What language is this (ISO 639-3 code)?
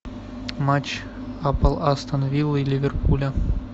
rus